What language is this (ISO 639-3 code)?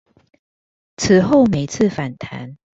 zho